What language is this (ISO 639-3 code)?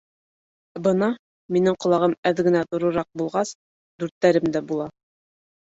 bak